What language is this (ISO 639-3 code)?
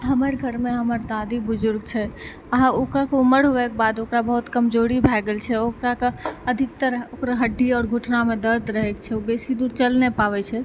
mai